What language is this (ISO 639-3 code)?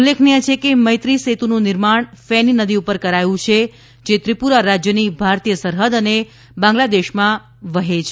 guj